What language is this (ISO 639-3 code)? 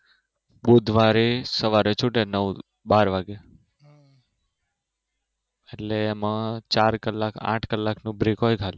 guj